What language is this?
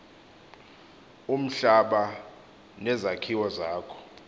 Xhosa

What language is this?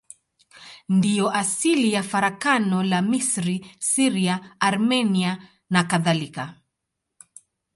Swahili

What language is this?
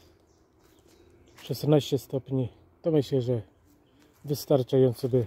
Polish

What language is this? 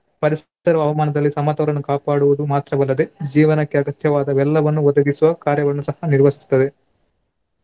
Kannada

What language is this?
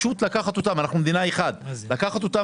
Hebrew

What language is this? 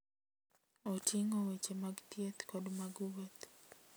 Luo (Kenya and Tanzania)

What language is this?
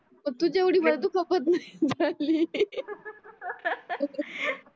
Marathi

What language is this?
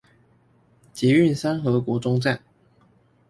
Chinese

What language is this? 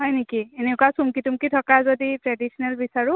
Assamese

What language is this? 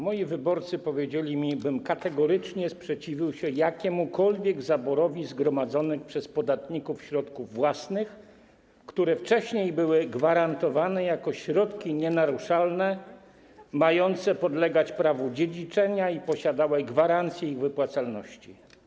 Polish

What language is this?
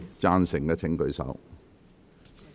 Cantonese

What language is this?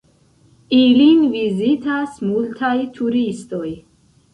Esperanto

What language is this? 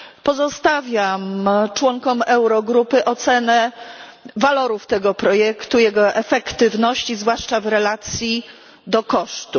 Polish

